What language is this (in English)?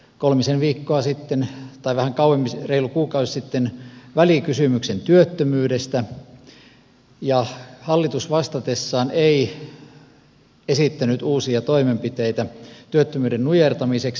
Finnish